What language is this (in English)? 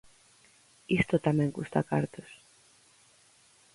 Galician